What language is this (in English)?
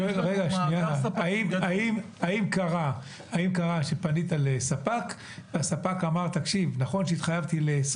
Hebrew